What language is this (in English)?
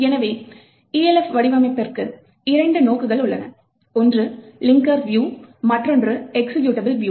Tamil